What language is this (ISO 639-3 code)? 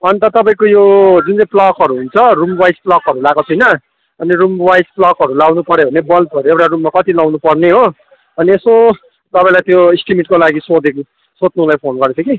nep